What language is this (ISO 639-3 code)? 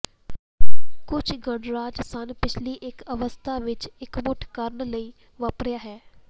pan